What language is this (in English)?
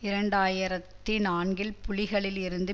Tamil